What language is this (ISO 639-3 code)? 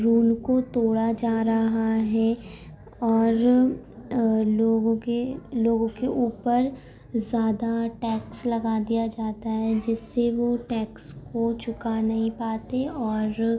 urd